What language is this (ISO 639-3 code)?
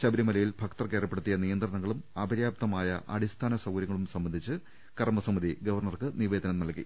mal